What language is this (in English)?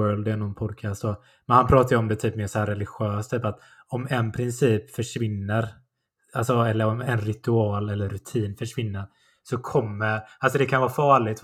Swedish